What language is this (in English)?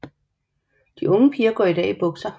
Danish